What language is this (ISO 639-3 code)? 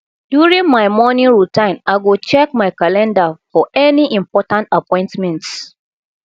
pcm